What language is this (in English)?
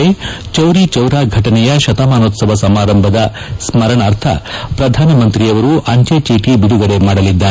Kannada